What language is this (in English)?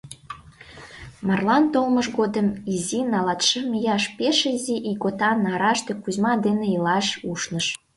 Mari